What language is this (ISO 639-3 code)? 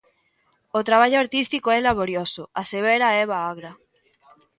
glg